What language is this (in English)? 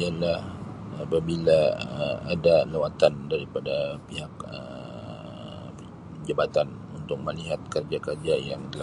Sabah Malay